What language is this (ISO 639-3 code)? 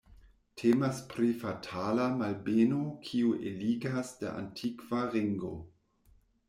epo